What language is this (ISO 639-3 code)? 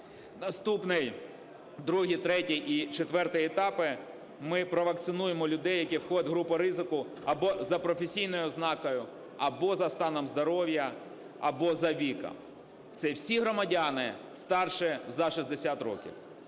ukr